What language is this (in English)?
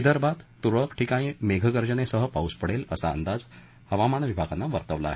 Marathi